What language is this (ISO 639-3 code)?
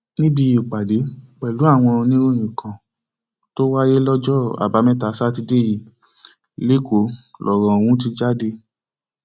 yor